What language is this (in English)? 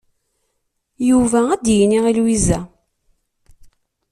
Kabyle